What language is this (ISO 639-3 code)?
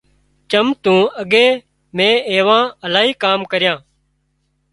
kxp